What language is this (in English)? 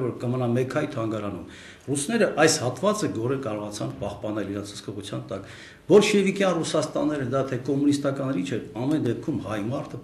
Romanian